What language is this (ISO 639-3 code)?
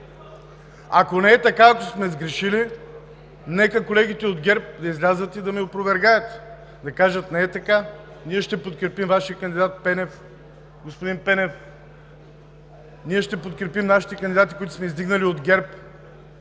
bul